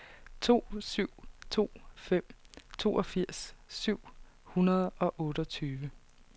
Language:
Danish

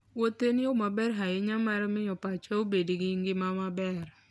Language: Luo (Kenya and Tanzania)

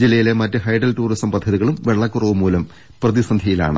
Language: Malayalam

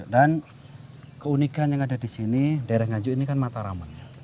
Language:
Indonesian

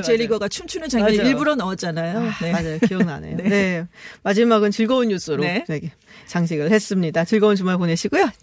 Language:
Korean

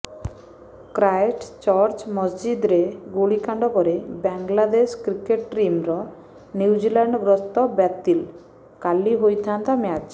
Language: Odia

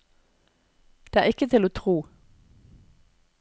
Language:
Norwegian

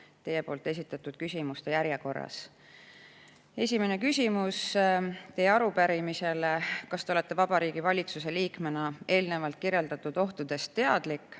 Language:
Estonian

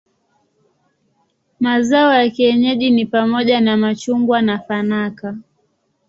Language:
Swahili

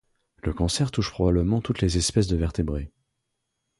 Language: French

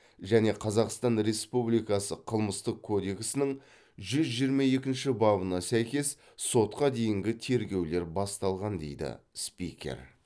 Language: Kazakh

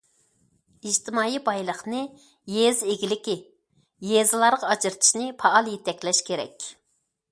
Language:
Uyghur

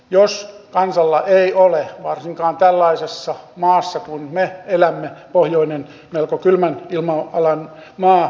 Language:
Finnish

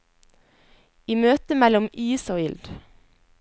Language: Norwegian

